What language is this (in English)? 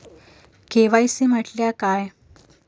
Marathi